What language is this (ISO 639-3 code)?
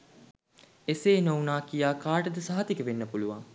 sin